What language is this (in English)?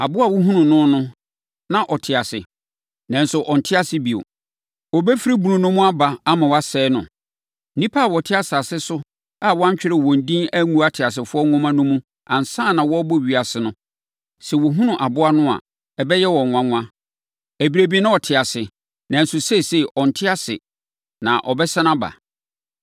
Akan